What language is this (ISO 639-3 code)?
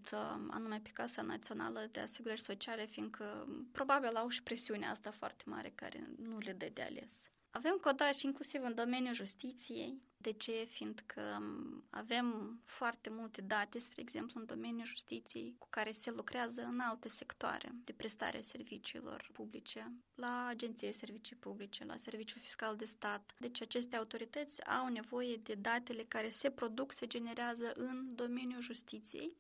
ron